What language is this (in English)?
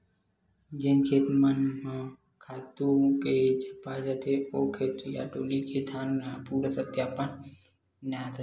Chhattisgarhi